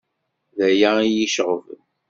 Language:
Kabyle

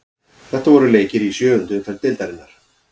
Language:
Icelandic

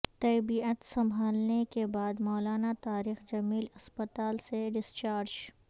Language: Urdu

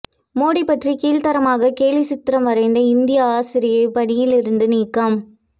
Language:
Tamil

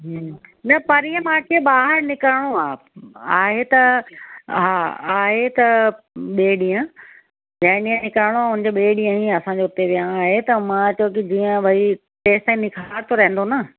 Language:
Sindhi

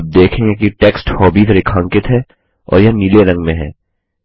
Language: Hindi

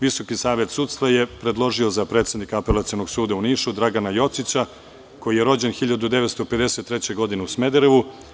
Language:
Serbian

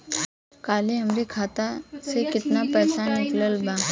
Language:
Bhojpuri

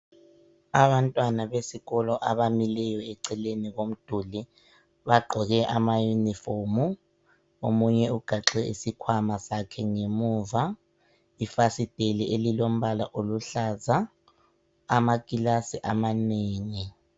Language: North Ndebele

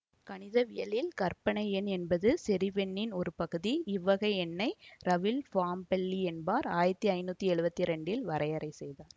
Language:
Tamil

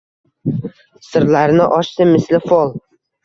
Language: Uzbek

